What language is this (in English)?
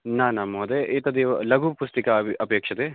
Sanskrit